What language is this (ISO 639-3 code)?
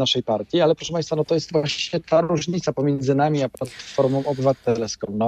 pol